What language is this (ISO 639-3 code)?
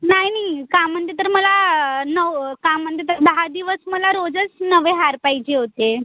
mar